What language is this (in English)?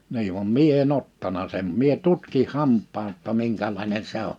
Finnish